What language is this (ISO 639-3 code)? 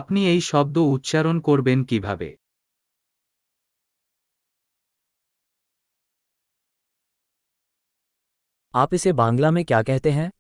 hin